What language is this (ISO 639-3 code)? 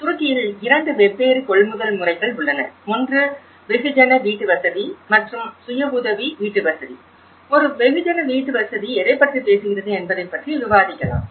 tam